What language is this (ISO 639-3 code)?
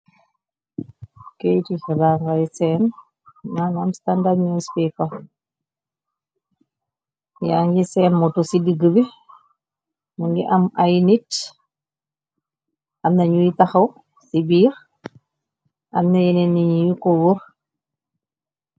wol